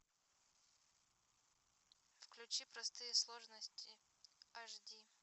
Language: Russian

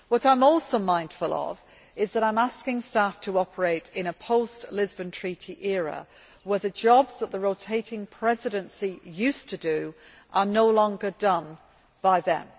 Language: English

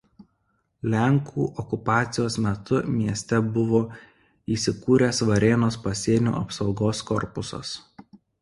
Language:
Lithuanian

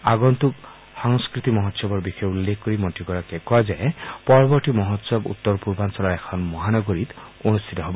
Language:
Assamese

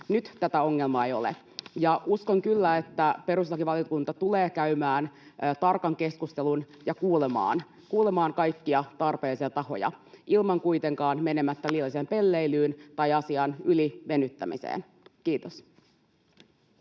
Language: Finnish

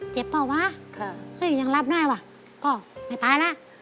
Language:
Thai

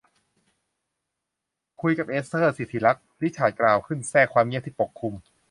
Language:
Thai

